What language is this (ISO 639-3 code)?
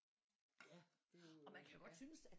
dan